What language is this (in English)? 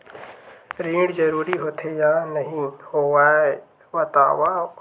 Chhattisgarhi